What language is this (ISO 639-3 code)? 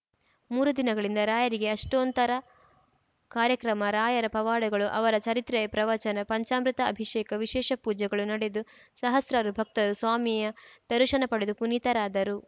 kan